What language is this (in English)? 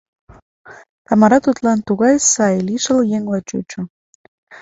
Mari